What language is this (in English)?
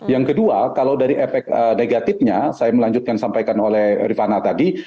Indonesian